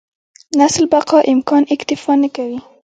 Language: Pashto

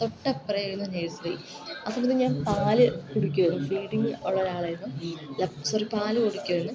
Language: Malayalam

